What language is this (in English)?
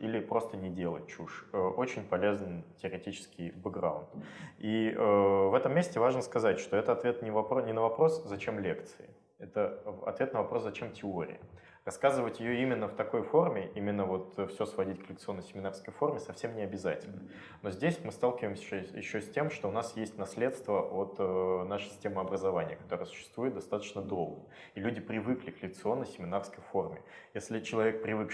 Russian